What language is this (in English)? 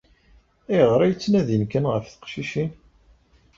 Kabyle